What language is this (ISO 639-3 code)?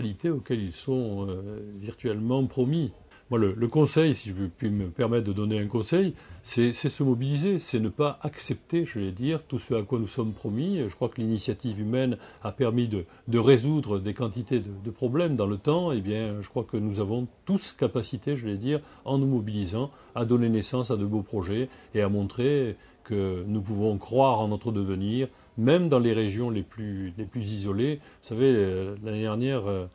fra